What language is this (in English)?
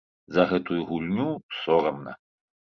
Belarusian